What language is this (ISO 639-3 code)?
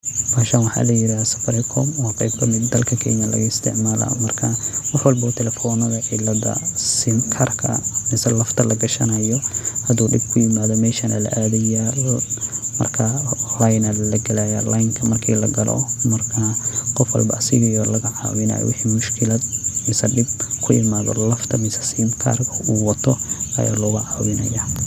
som